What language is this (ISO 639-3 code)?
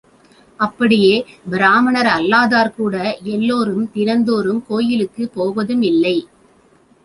tam